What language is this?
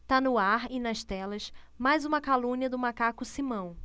Portuguese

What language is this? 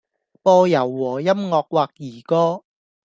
Cantonese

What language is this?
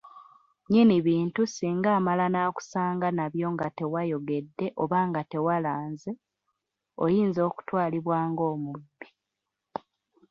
Ganda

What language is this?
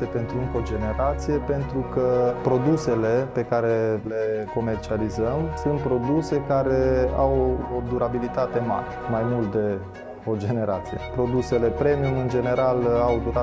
Romanian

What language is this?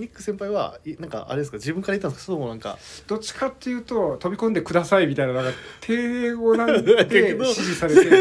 Japanese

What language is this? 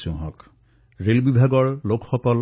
Assamese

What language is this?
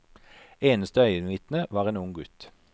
Norwegian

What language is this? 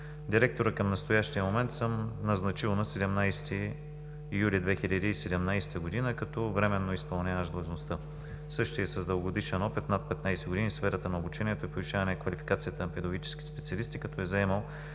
Bulgarian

